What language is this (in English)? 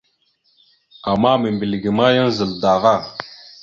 Mada (Cameroon)